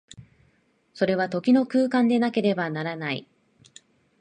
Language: Japanese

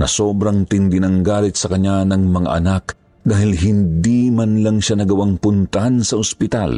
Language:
Filipino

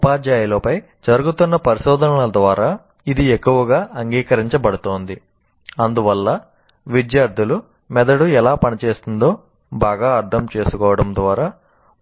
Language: Telugu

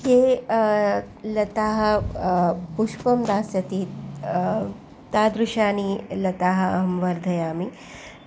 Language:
Sanskrit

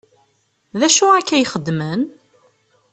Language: Kabyle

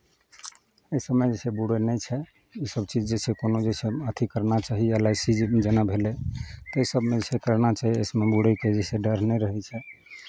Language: Maithili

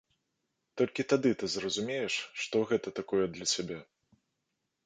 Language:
Belarusian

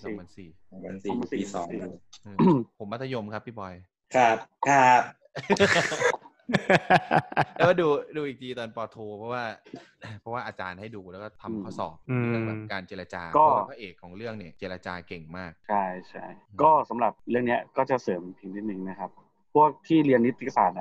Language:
Thai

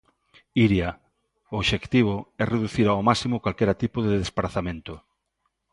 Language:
Galician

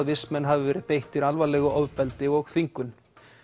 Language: Icelandic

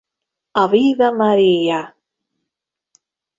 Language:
Hungarian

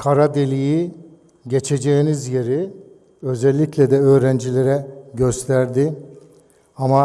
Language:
Turkish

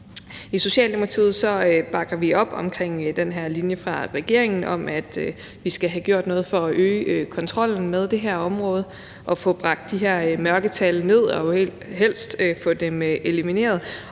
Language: Danish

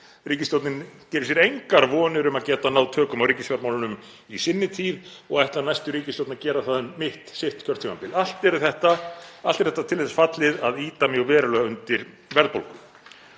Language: Icelandic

